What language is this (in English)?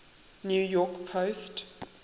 English